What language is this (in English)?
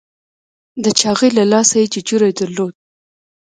Pashto